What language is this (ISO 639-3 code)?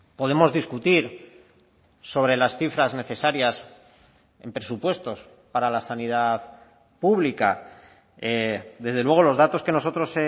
spa